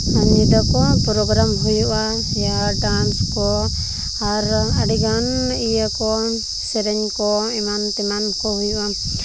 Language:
Santali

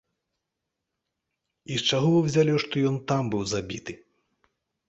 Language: Belarusian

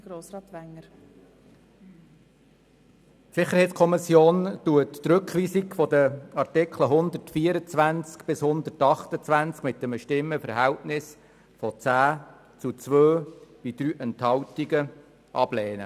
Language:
Swiss German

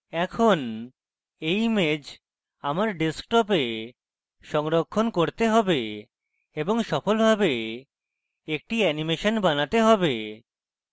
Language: Bangla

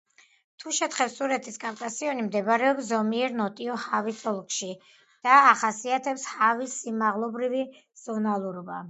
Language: Georgian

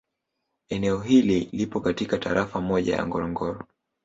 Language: Swahili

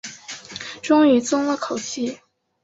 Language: Chinese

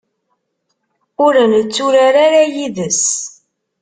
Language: Kabyle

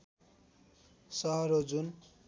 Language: Nepali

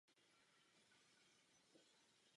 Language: Czech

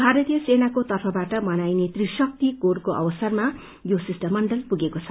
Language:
Nepali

